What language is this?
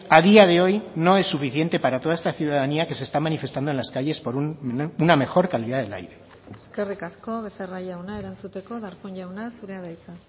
Spanish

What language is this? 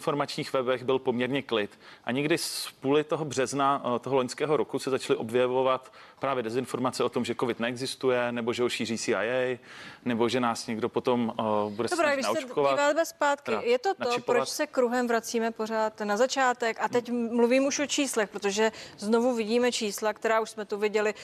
Czech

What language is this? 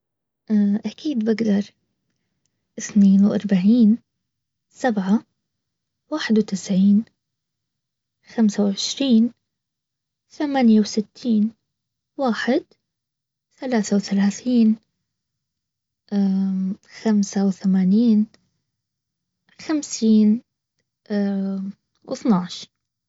Baharna Arabic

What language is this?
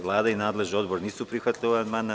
Serbian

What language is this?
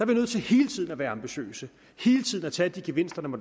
Danish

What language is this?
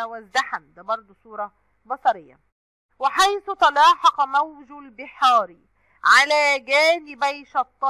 Arabic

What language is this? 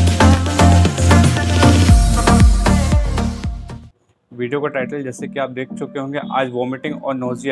Hindi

